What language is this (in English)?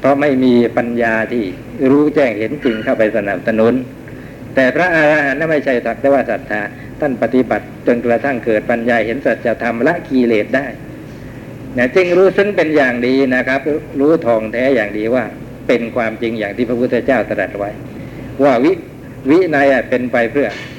Thai